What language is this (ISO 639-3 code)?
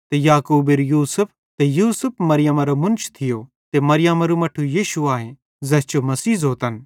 bhd